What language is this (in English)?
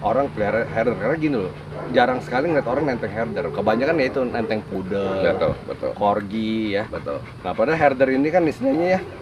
Indonesian